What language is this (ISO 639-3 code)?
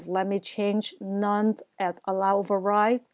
eng